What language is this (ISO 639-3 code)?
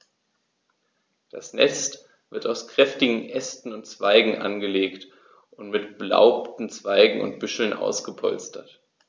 deu